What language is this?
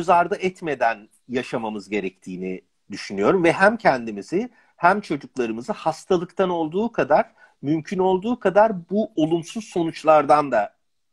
Turkish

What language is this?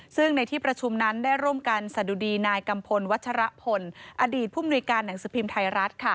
Thai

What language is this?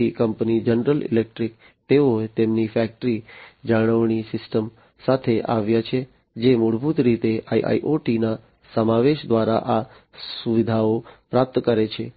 Gujarati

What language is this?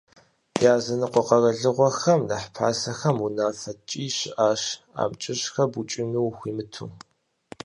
Kabardian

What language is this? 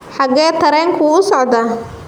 Somali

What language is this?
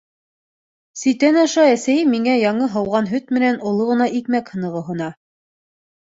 Bashkir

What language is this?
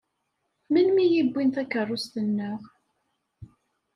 Kabyle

